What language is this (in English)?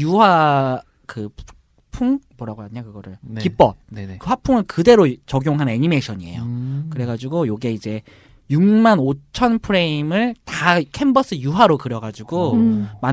Korean